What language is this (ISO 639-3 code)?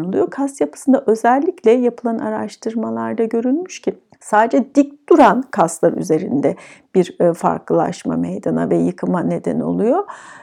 tur